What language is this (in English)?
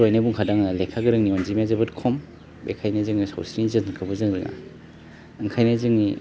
Bodo